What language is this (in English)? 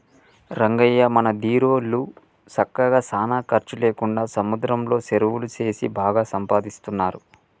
Telugu